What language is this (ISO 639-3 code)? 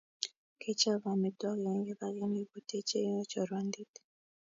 kln